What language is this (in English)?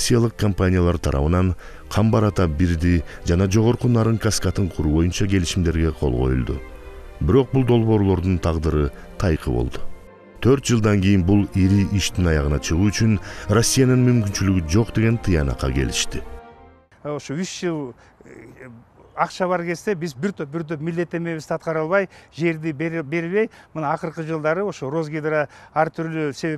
Turkish